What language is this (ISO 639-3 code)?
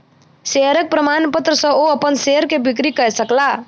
mai